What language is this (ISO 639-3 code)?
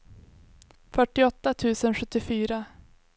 swe